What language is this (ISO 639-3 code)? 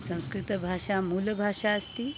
san